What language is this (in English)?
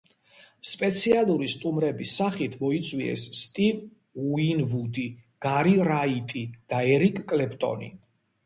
Georgian